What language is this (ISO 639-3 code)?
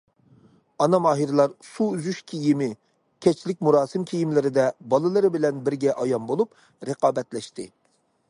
uig